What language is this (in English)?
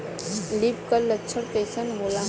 Bhojpuri